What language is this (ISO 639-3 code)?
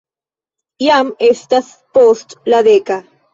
epo